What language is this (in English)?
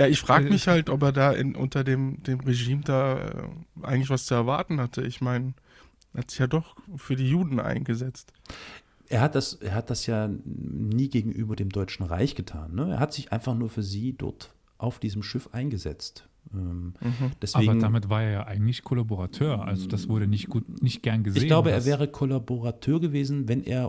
German